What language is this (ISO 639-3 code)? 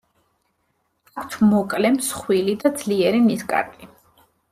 kat